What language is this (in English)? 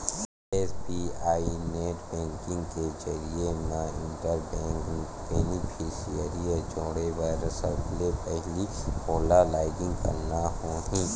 Chhattisgarhi